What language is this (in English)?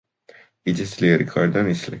Georgian